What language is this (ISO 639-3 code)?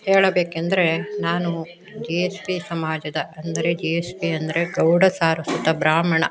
kan